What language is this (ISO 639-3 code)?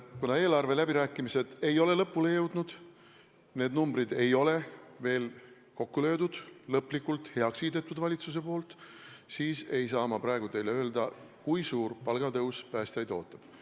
est